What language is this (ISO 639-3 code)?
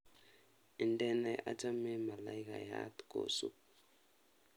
kln